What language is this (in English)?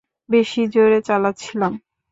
Bangla